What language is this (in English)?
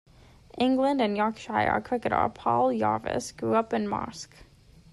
English